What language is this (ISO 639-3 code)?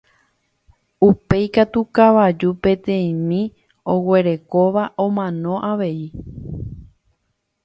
grn